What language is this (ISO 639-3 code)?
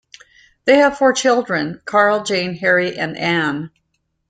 eng